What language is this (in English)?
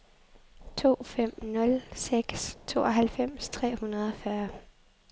Danish